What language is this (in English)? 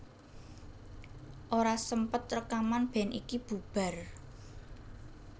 Javanese